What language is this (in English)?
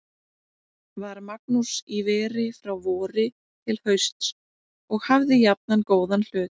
Icelandic